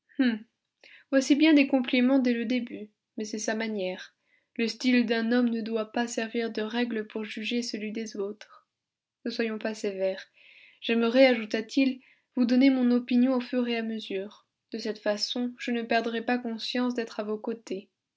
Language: French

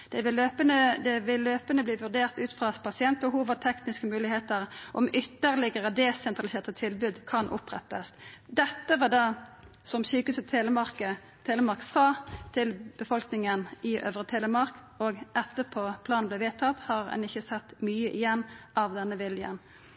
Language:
Norwegian Nynorsk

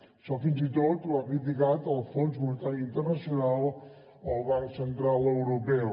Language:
Catalan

